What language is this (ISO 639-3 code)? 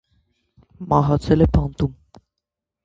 hye